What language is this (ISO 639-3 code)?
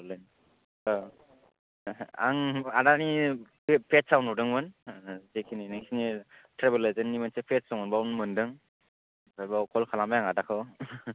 brx